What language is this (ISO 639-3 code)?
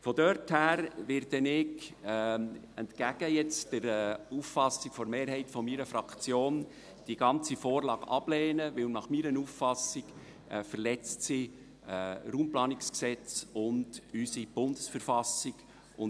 gsw